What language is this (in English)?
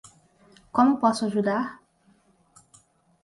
Portuguese